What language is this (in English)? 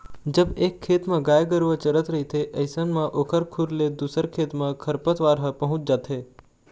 Chhattisgarhi